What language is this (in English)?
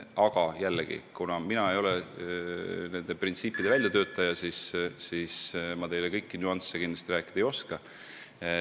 Estonian